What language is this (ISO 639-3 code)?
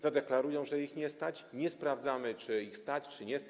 pol